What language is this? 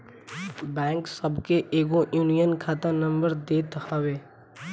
Bhojpuri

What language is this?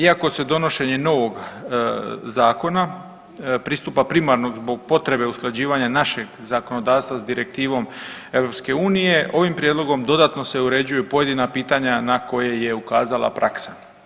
Croatian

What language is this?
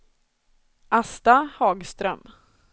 Swedish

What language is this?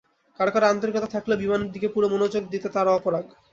Bangla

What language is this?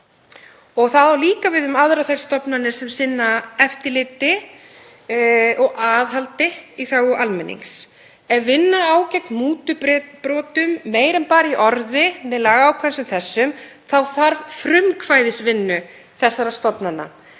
Icelandic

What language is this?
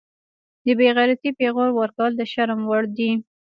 Pashto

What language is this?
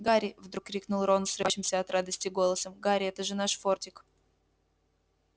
Russian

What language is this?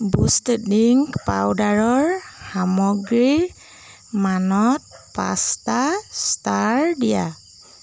Assamese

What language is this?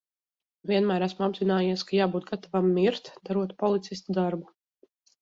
Latvian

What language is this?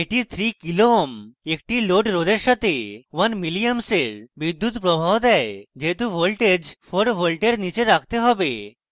Bangla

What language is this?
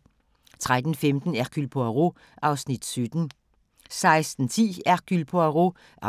Danish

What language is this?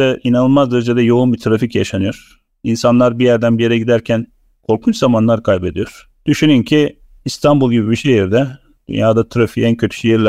Turkish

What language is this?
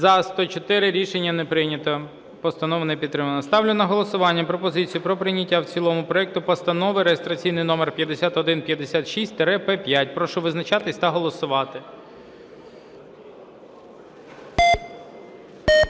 Ukrainian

